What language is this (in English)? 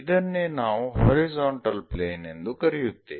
Kannada